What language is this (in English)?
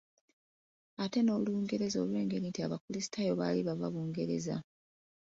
Ganda